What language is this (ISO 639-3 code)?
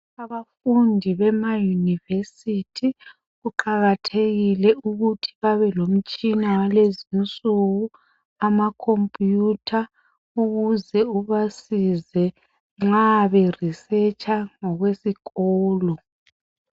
nde